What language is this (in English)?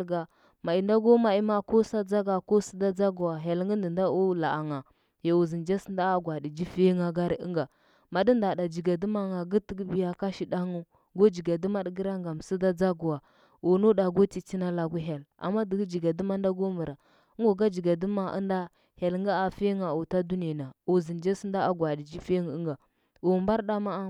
Huba